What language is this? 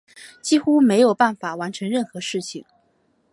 Chinese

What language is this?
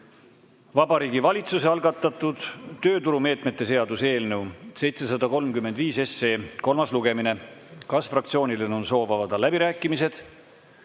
Estonian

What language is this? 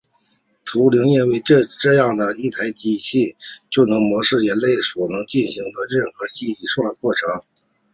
Chinese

